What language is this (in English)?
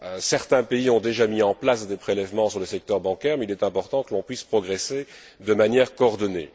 French